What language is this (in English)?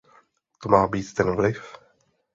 Czech